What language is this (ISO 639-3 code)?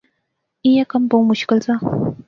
phr